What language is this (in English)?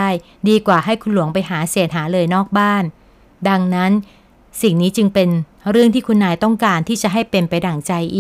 Thai